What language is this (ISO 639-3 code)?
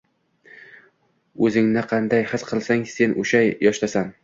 uzb